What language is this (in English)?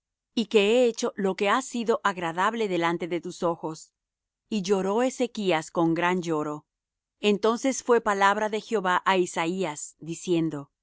Spanish